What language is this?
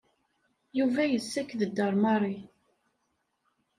Kabyle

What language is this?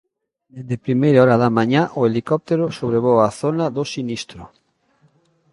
Galician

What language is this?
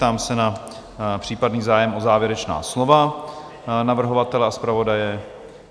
Czech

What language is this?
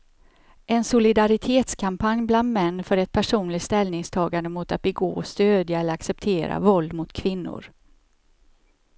Swedish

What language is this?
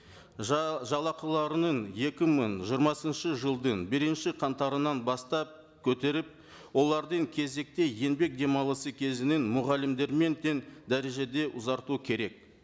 Kazakh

